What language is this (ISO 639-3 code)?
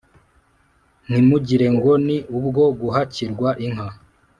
kin